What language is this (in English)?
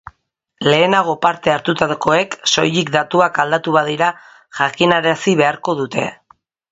Basque